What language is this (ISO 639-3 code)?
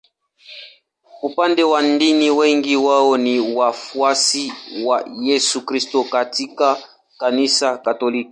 swa